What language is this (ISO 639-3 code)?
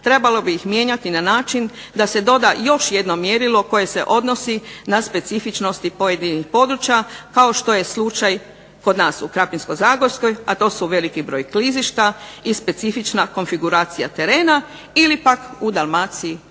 hrv